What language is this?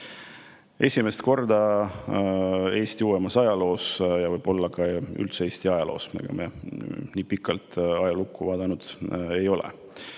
Estonian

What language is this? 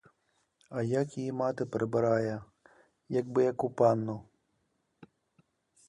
Ukrainian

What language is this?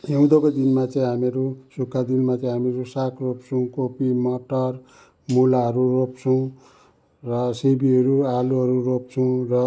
Nepali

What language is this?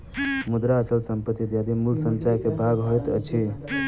Maithili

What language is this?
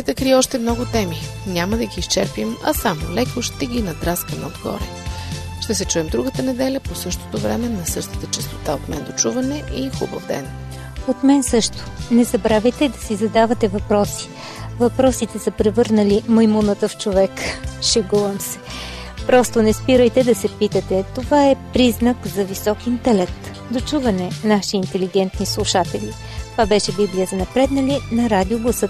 Bulgarian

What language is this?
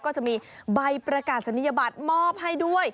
Thai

